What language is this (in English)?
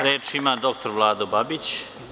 Serbian